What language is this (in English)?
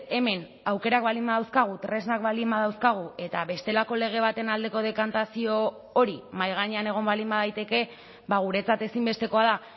Basque